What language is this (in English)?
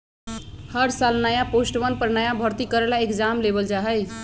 Magahi